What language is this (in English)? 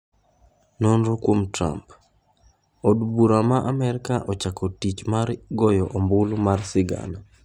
Luo (Kenya and Tanzania)